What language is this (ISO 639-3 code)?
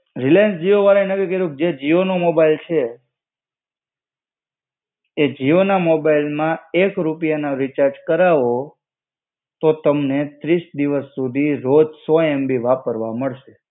guj